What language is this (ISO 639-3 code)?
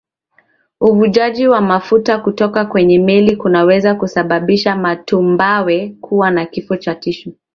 swa